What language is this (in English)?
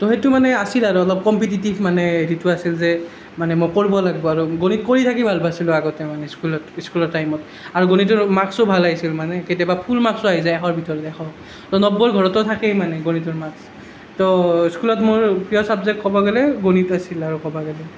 Assamese